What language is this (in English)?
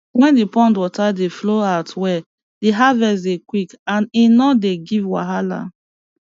Nigerian Pidgin